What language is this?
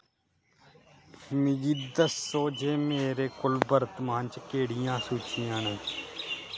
Dogri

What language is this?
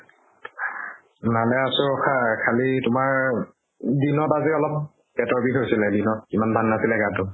Assamese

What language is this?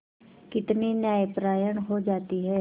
Hindi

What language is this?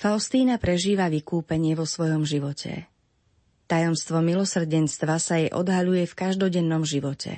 Slovak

